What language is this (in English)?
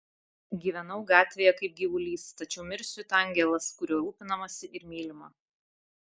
Lithuanian